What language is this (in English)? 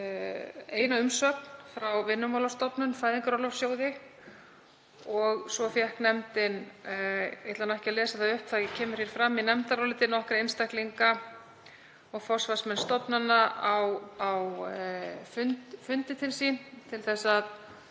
Icelandic